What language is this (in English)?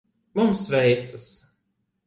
Latvian